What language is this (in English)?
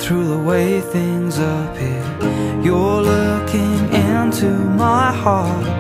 Filipino